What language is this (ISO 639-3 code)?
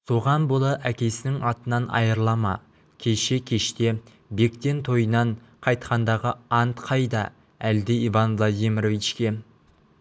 kaz